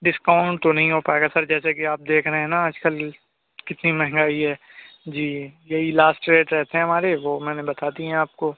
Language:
Urdu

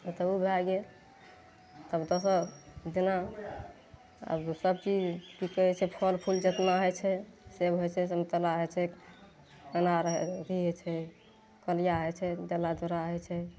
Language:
Maithili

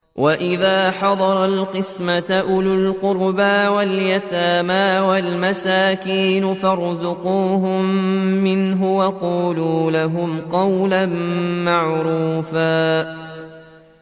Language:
Arabic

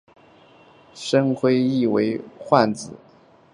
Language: Chinese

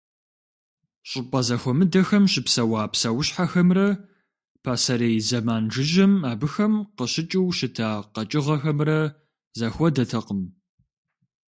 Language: Kabardian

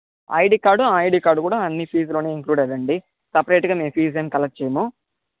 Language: Telugu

